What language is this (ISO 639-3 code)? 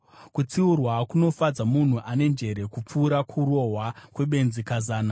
sna